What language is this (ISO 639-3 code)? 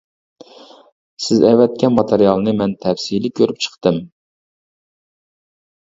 uig